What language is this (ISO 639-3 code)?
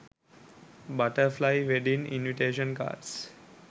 sin